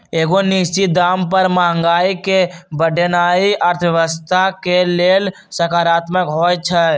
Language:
Magahi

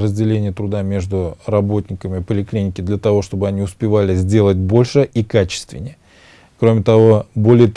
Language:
Russian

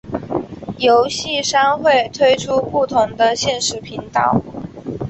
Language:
Chinese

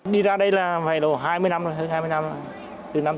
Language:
Vietnamese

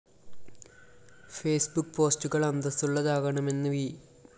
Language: Malayalam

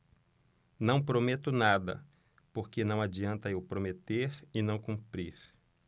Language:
Portuguese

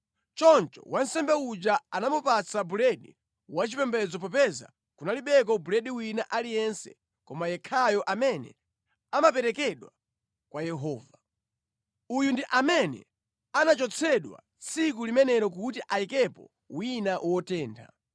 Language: Nyanja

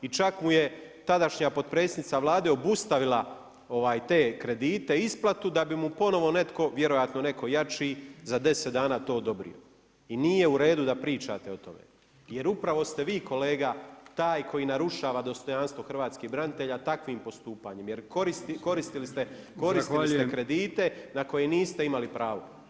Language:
Croatian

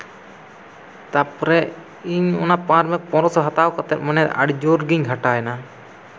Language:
Santali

